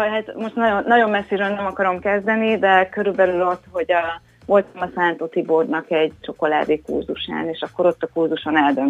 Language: Hungarian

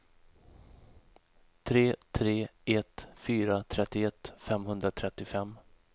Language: Swedish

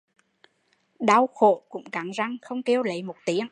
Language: Vietnamese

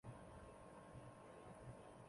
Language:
Chinese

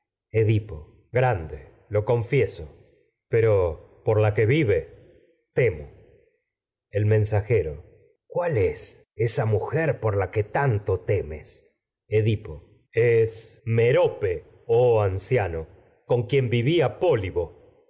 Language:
Spanish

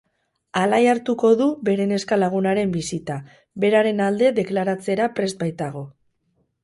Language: Basque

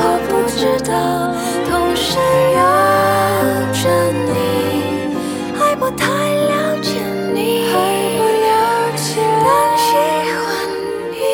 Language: Chinese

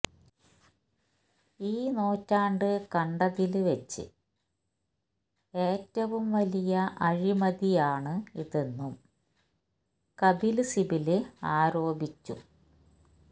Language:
Malayalam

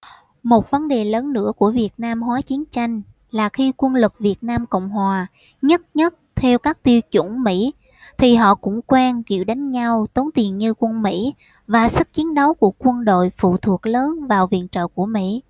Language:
Vietnamese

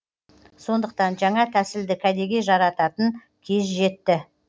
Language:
Kazakh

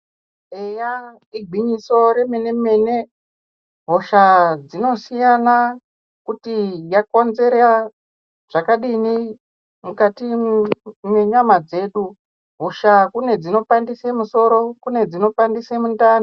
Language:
Ndau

